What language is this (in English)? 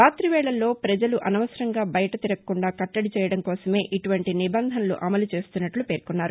Telugu